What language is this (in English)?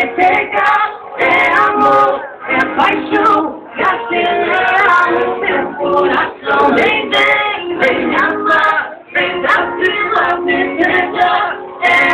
Greek